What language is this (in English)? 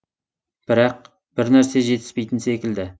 Kazakh